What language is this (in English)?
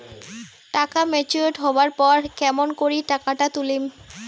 Bangla